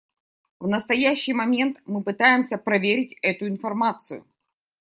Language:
Russian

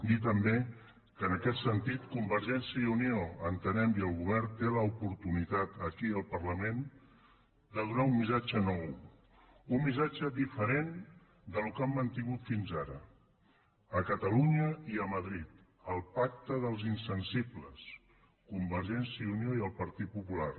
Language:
Catalan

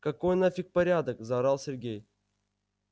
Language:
Russian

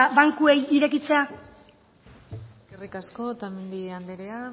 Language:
Basque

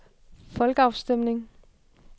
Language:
Danish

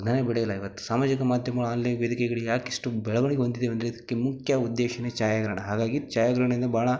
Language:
Kannada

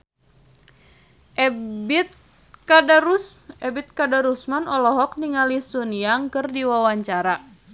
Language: Sundanese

